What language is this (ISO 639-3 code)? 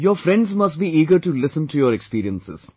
eng